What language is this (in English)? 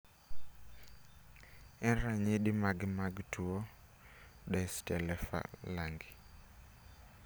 Luo (Kenya and Tanzania)